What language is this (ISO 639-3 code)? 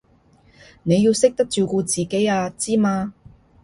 yue